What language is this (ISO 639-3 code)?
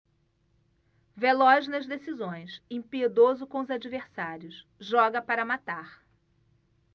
por